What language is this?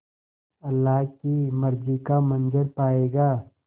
Hindi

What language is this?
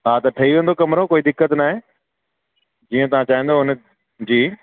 Sindhi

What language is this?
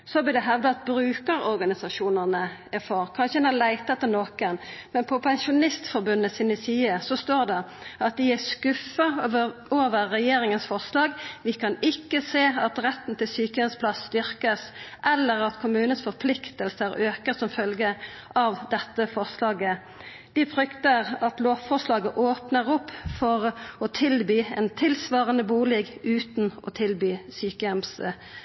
Norwegian Nynorsk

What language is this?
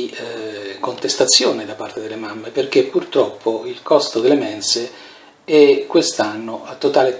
Italian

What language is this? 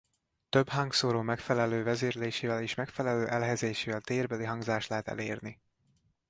Hungarian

